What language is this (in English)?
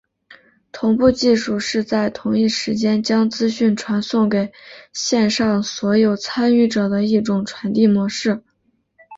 Chinese